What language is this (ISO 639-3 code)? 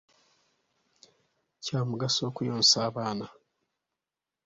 lug